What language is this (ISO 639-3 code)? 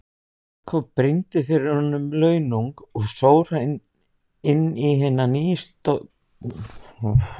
isl